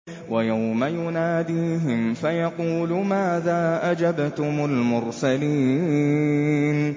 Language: Arabic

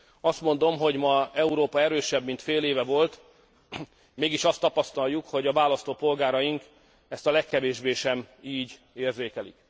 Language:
Hungarian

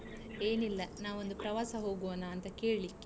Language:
Kannada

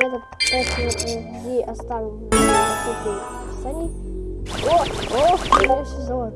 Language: Russian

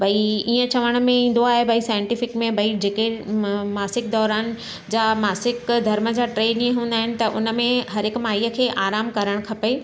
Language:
Sindhi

